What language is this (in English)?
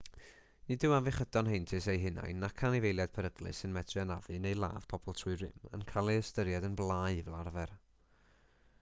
Welsh